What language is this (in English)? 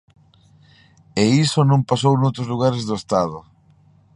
Galician